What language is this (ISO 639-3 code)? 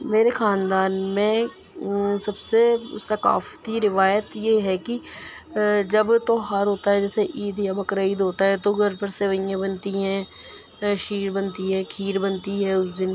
urd